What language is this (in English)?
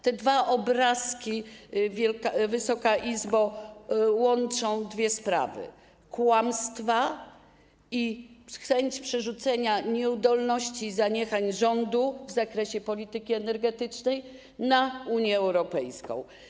Polish